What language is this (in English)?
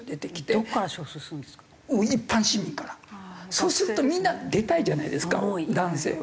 Japanese